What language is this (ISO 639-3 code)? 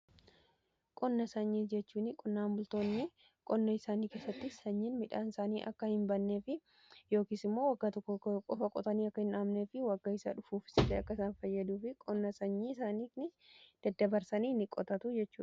orm